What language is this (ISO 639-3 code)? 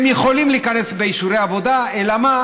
heb